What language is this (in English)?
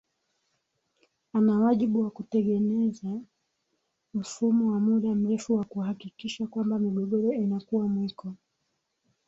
Swahili